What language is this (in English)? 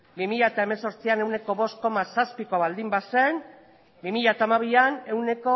Basque